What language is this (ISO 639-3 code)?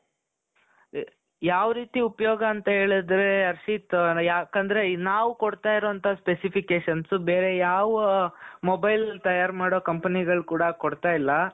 kan